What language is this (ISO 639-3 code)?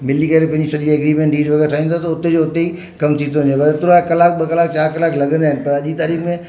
snd